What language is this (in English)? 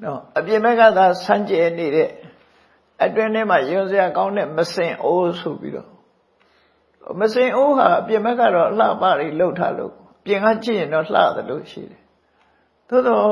Burmese